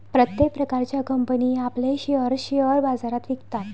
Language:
Marathi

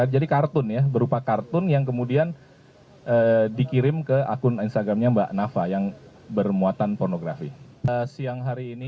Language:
Indonesian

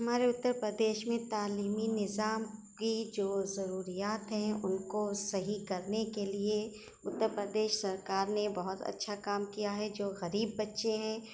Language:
Urdu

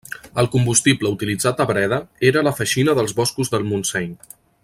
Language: Catalan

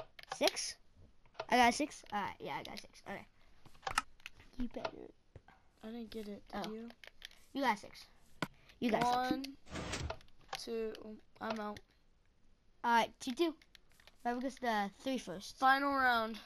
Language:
English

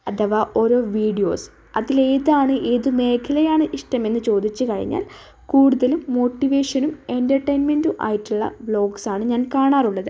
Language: Malayalam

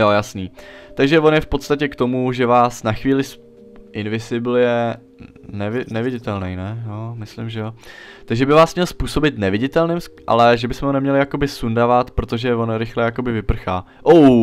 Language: Czech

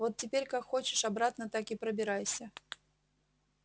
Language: Russian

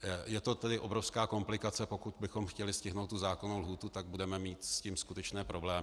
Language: Czech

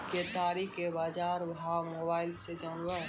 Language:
Maithili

